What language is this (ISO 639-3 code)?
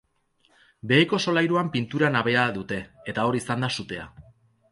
eus